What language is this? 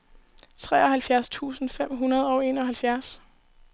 Danish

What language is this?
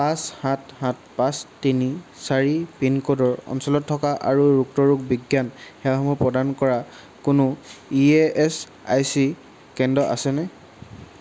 Assamese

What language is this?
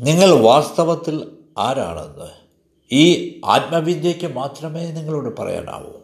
Malayalam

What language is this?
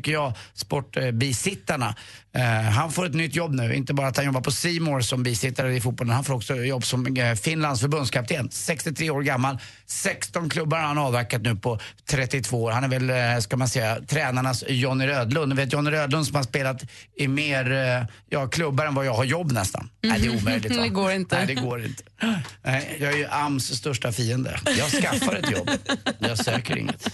Swedish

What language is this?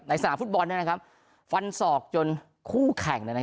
Thai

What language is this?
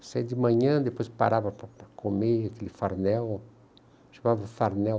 Portuguese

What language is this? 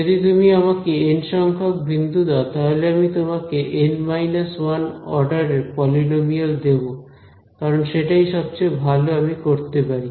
Bangla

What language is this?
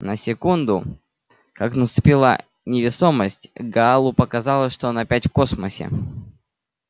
Russian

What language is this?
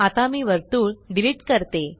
Marathi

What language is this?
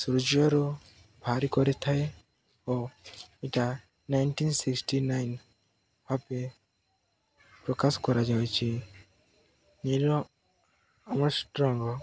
Odia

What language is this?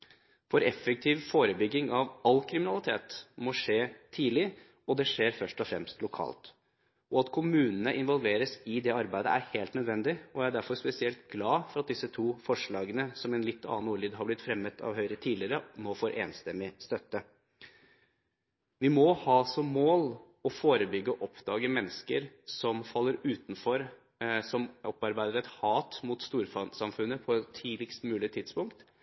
Norwegian Bokmål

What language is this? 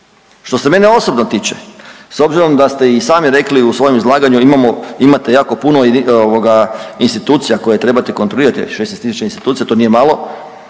Croatian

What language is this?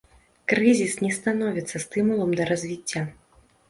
Belarusian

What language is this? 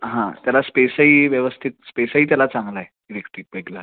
Marathi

